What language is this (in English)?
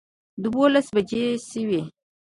Pashto